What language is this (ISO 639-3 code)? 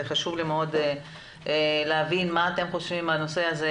heb